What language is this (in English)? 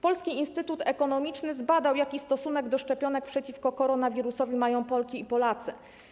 Polish